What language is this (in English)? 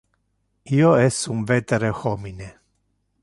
Interlingua